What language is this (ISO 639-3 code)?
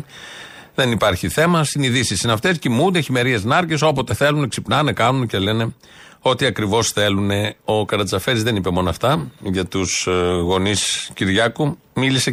ell